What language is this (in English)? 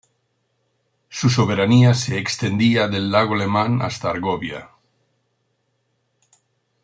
Spanish